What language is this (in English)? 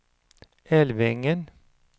Swedish